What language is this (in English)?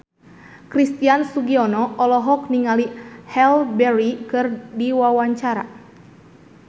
Sundanese